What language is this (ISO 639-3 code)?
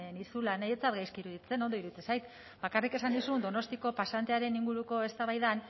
eus